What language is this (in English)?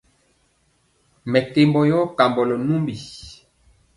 Mpiemo